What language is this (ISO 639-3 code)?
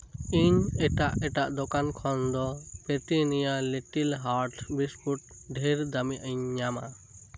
sat